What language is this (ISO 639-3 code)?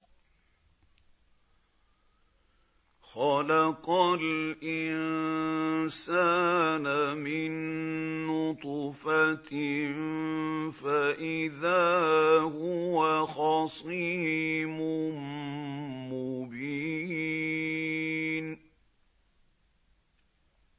ara